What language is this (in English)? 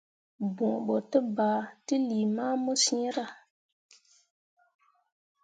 Mundang